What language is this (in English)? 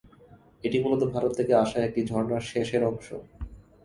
Bangla